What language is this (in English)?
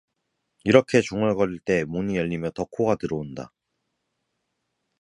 Korean